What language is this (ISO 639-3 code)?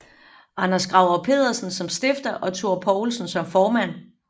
dan